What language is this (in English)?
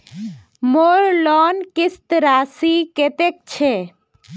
Magahi